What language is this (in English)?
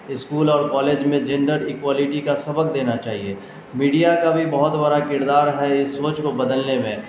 Urdu